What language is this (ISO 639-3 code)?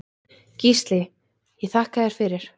isl